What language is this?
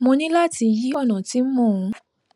Yoruba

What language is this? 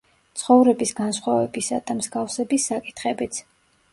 Georgian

